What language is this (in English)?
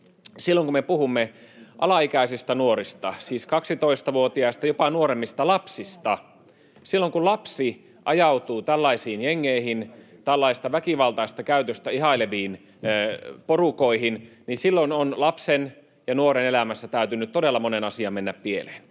Finnish